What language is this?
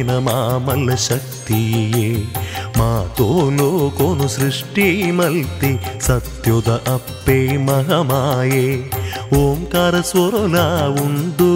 Kannada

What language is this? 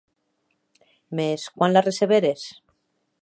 Occitan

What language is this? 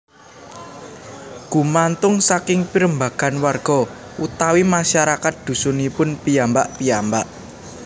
Javanese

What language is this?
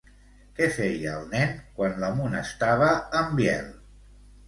Catalan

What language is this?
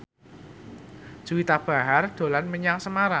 Javanese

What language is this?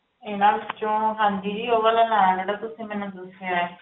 Punjabi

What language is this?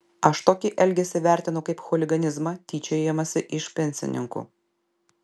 Lithuanian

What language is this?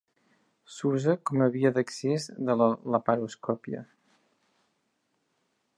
Catalan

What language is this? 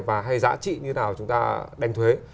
Vietnamese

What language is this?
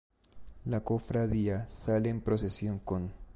Spanish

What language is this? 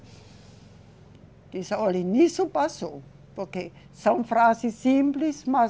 Portuguese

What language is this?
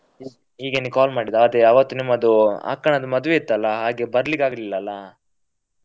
Kannada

